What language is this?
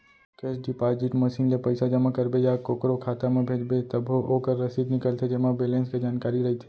Chhattisgarhi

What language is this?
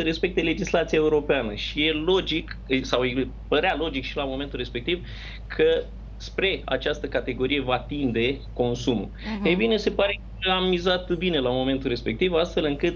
Romanian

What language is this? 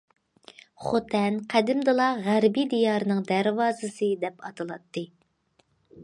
Uyghur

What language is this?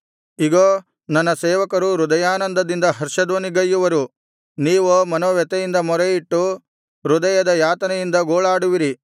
Kannada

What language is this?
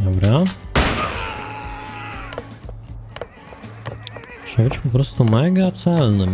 Polish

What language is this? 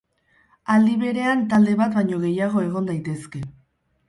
Basque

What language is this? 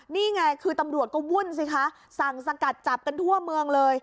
Thai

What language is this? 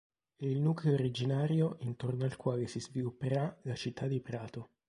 Italian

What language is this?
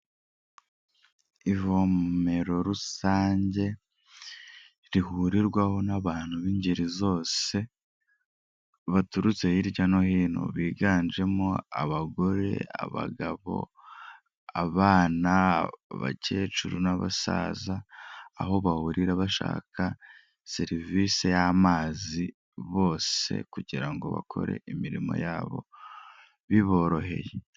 Kinyarwanda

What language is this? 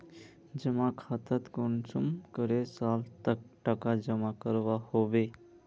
Magahi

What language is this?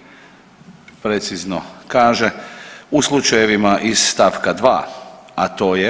Croatian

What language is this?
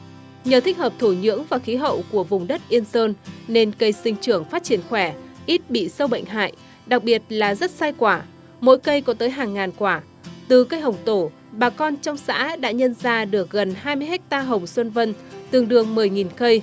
Vietnamese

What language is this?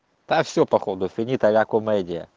Russian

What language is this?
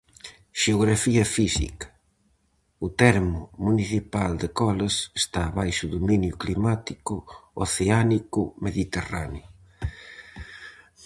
Galician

